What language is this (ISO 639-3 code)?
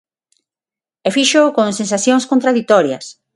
glg